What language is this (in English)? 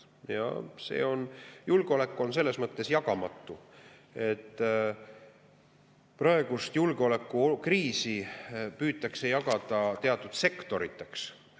Estonian